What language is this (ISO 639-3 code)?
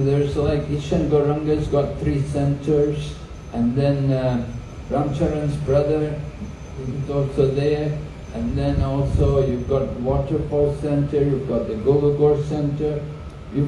eng